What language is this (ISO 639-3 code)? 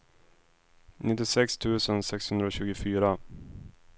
swe